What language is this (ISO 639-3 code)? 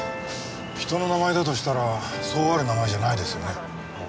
jpn